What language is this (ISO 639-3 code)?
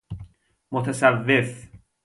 fas